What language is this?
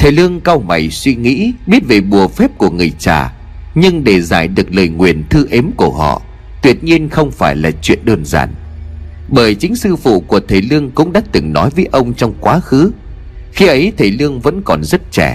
Vietnamese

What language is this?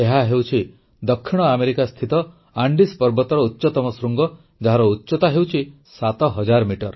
Odia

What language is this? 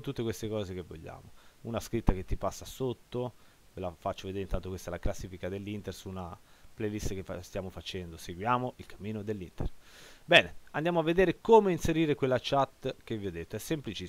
Italian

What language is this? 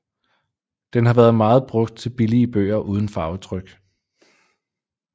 Danish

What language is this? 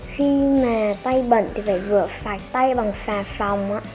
Vietnamese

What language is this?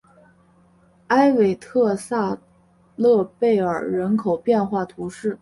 Chinese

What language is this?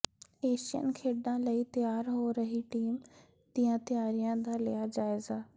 Punjabi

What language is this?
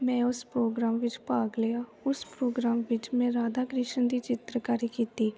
Punjabi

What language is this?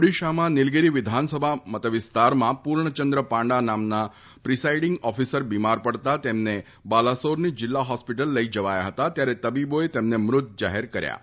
Gujarati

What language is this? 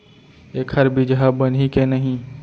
Chhattisgarhi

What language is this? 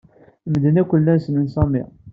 Kabyle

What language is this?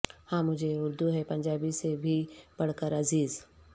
Urdu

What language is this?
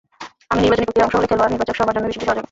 Bangla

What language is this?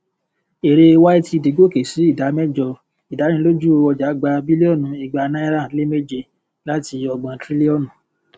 Yoruba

